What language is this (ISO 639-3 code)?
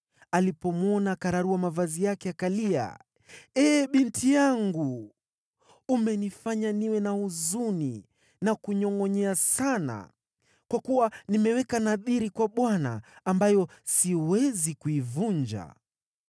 swa